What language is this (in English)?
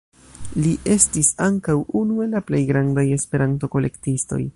Esperanto